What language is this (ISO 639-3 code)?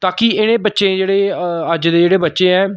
doi